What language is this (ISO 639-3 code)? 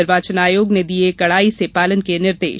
hin